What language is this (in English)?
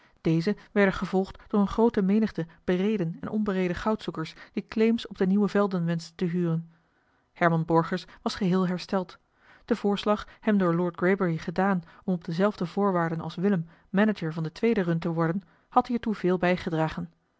Dutch